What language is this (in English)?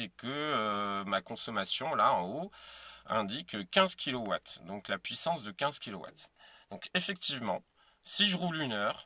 French